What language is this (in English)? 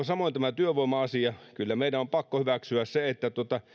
Finnish